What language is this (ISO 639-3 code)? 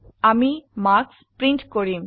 asm